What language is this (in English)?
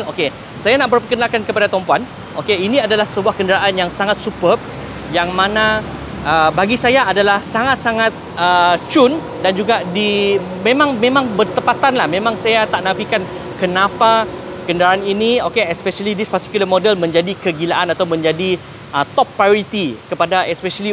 Malay